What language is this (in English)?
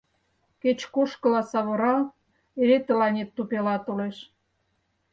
Mari